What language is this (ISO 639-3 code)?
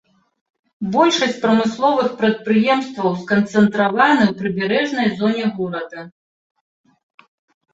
bel